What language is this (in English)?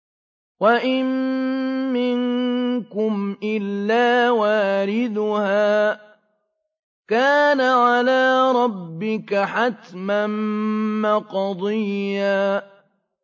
Arabic